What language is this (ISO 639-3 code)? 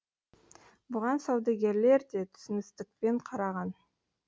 kaz